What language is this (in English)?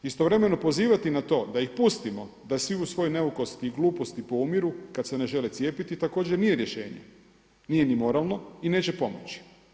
Croatian